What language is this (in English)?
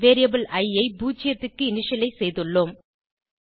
Tamil